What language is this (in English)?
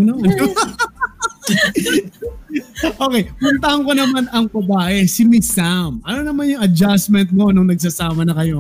Filipino